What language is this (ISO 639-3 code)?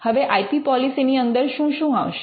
guj